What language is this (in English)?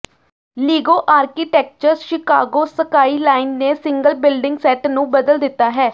Punjabi